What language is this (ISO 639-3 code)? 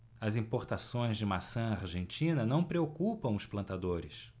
por